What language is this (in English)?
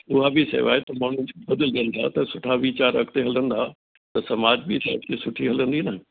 Sindhi